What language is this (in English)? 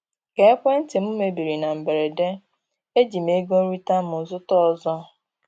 Igbo